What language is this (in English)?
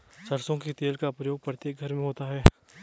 Hindi